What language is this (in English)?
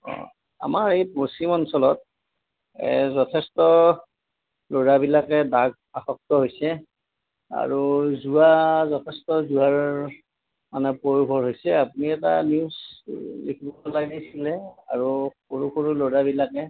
Assamese